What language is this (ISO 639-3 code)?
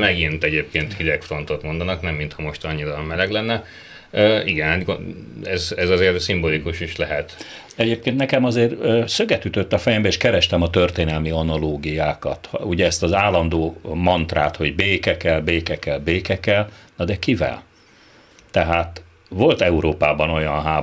hun